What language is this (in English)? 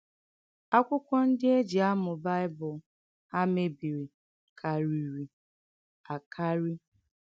Igbo